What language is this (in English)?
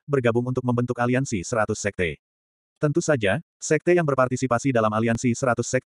Indonesian